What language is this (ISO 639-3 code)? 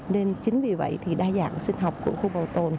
vie